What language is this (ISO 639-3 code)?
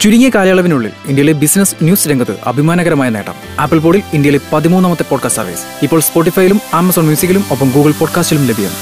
mal